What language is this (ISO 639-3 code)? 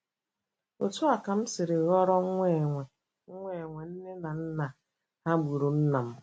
ibo